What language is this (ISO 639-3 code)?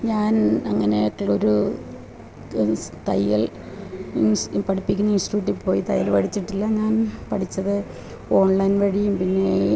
mal